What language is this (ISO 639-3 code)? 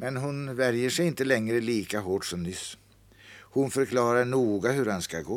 swe